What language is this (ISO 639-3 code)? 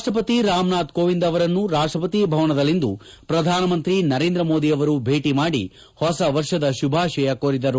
kan